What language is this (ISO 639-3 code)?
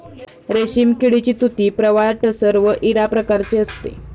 mar